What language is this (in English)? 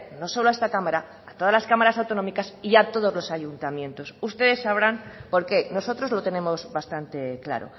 Spanish